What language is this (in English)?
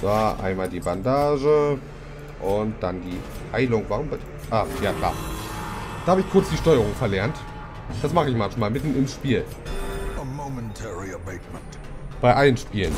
German